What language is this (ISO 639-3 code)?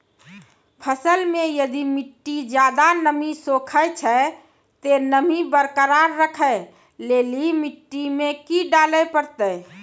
mai